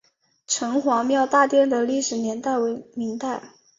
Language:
Chinese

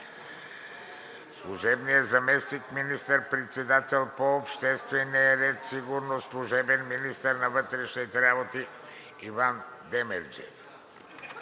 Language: Bulgarian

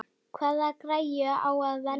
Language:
Icelandic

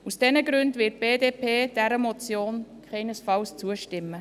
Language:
Swiss German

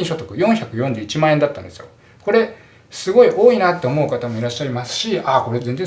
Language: Japanese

